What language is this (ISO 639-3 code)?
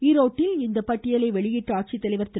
tam